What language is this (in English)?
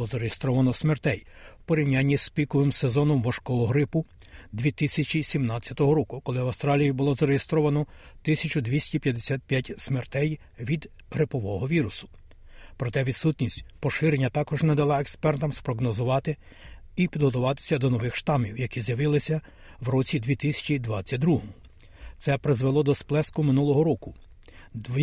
Ukrainian